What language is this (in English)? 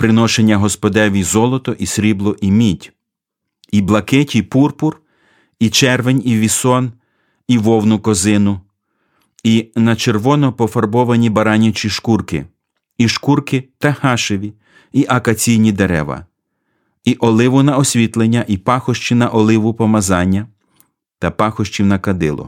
Ukrainian